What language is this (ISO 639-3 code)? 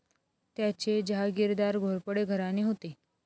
mar